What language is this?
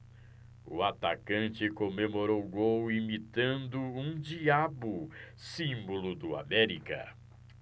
Portuguese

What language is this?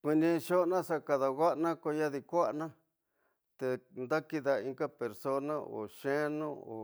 Tidaá Mixtec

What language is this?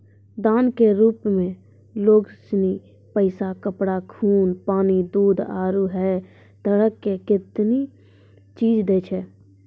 Maithili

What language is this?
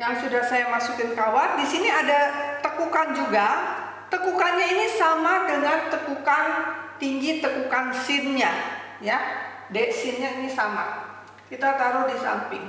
Indonesian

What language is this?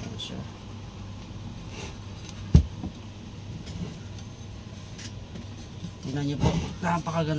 Filipino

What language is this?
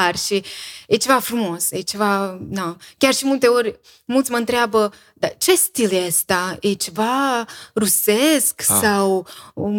Romanian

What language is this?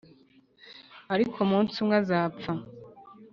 Kinyarwanda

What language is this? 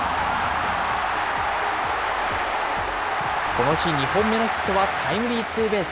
Japanese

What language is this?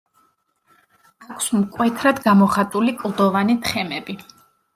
Georgian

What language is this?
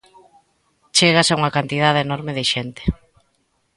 Galician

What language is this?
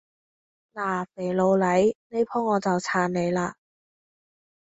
Cantonese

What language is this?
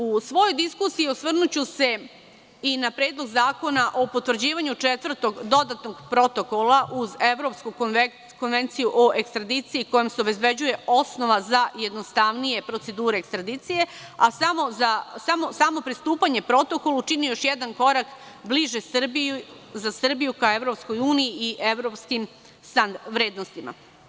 Serbian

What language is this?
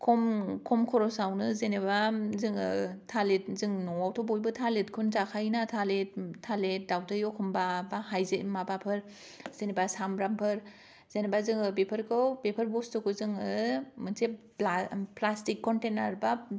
Bodo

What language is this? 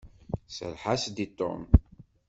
Kabyle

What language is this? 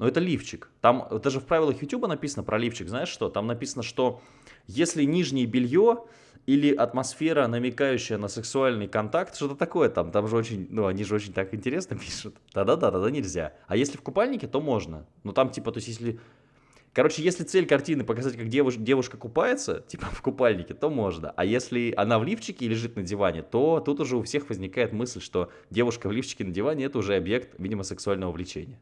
Russian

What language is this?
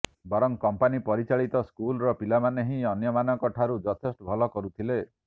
Odia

